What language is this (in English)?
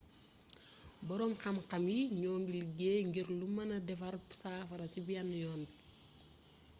Wolof